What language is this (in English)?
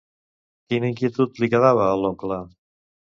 Catalan